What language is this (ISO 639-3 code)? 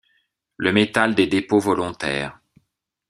fra